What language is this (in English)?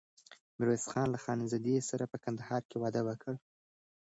Pashto